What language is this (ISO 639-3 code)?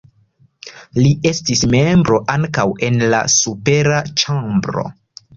epo